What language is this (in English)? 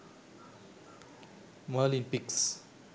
Sinhala